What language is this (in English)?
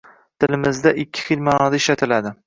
Uzbek